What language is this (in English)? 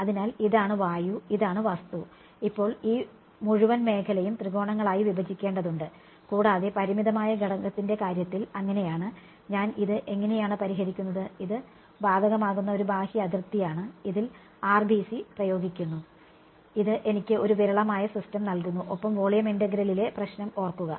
Malayalam